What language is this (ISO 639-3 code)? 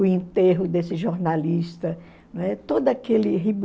por